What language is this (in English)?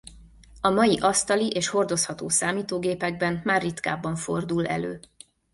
Hungarian